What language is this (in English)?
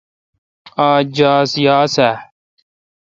Kalkoti